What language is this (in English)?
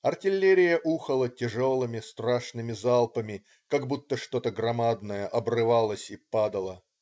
Russian